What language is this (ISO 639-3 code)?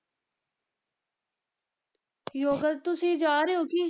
pan